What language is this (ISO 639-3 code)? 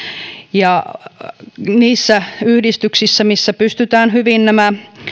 fin